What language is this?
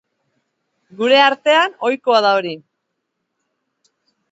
Basque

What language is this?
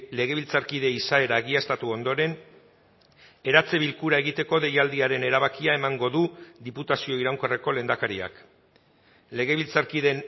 Basque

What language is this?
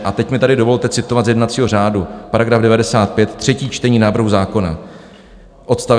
Czech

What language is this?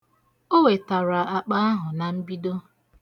Igbo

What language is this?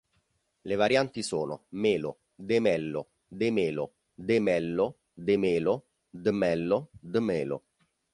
Italian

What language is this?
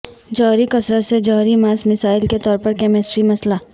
Urdu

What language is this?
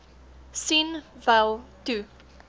Afrikaans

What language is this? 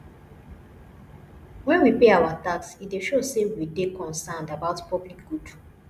Nigerian Pidgin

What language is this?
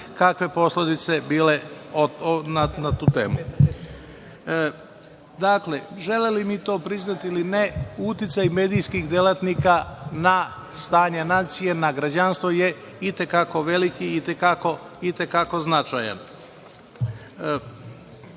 Serbian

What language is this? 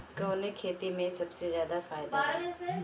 Bhojpuri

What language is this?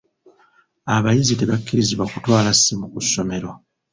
Ganda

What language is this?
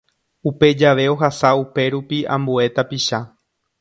Guarani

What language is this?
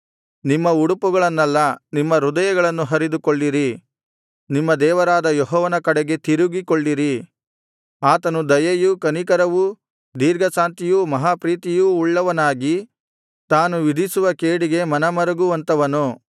Kannada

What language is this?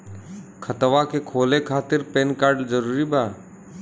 Bhojpuri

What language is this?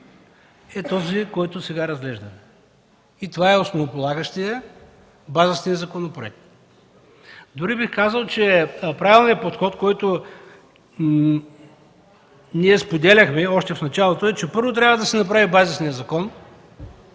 Bulgarian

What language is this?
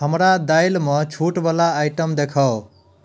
Maithili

